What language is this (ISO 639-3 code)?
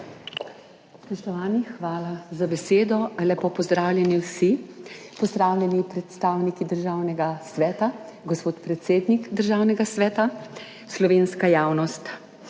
slv